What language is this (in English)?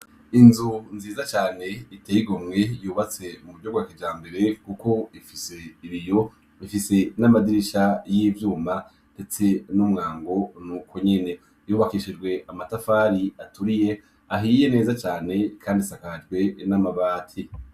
Rundi